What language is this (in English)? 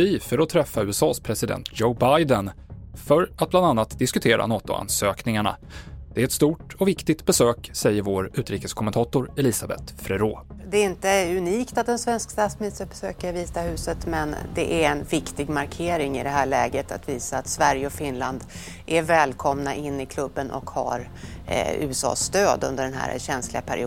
Swedish